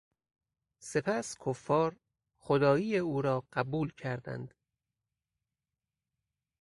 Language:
Persian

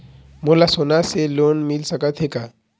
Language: Chhattisgarhi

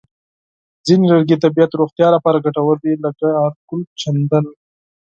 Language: Pashto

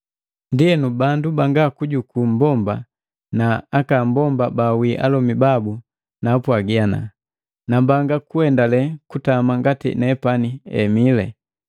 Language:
Matengo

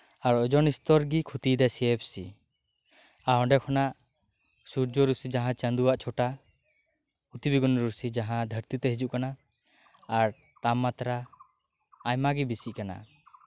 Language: Santali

